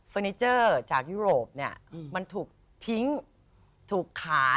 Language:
Thai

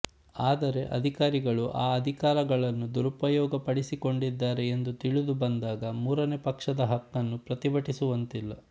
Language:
Kannada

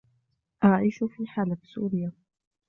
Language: Arabic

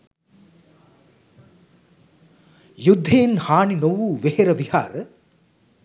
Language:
Sinhala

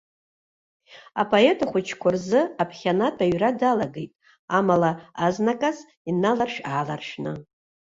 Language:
Abkhazian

